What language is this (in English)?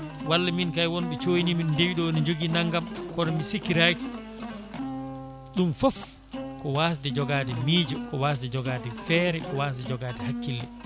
Fula